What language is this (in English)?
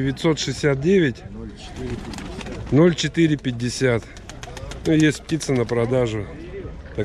Russian